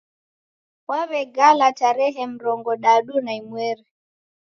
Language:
Taita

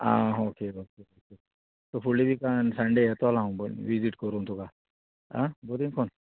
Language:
Konkani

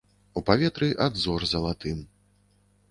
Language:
Belarusian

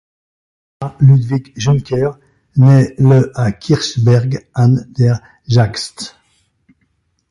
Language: French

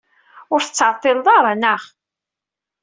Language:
Kabyle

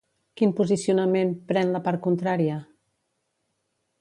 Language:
Catalan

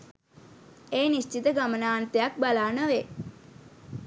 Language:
Sinhala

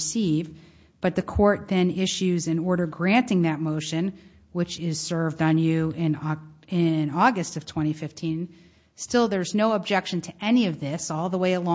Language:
English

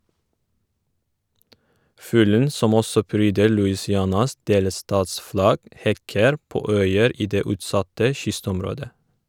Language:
Norwegian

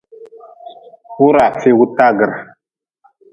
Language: Nawdm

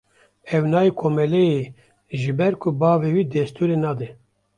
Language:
Kurdish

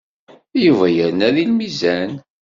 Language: Kabyle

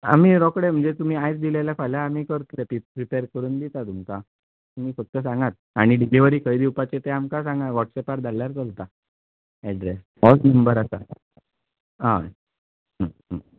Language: Konkani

